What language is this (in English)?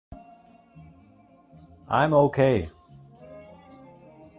English